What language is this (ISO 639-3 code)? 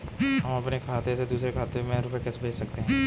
hin